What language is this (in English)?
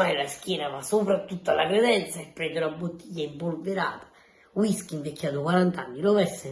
Italian